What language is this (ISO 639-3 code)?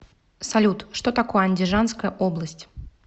rus